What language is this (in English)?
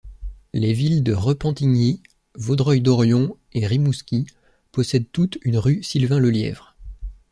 French